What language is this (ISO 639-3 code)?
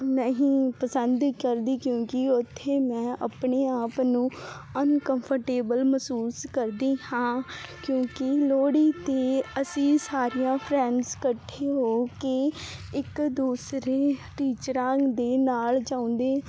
pan